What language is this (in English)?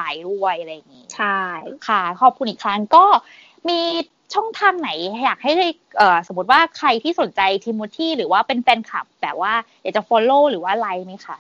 Thai